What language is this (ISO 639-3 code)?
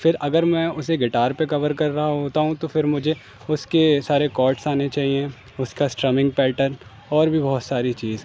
urd